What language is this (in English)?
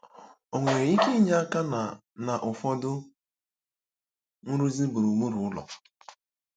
Igbo